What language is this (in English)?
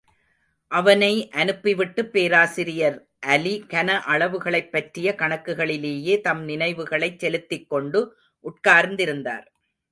Tamil